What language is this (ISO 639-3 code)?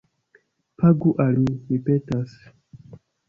epo